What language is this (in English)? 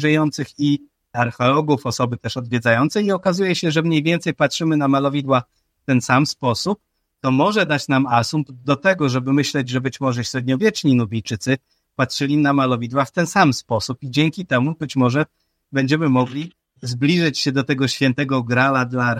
Polish